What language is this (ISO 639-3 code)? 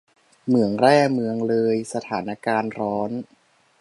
tha